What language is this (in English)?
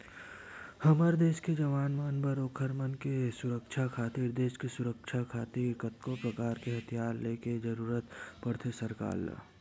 Chhattisgarhi